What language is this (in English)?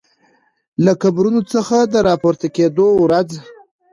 Pashto